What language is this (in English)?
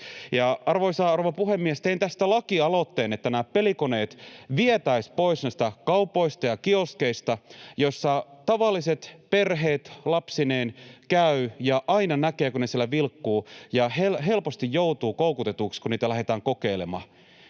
Finnish